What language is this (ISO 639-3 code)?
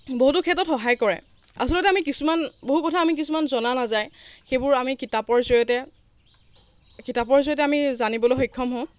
asm